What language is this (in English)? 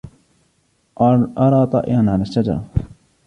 Arabic